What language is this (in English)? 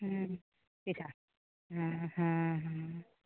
Maithili